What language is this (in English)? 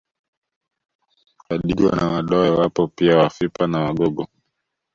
Swahili